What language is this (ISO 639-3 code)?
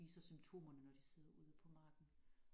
dan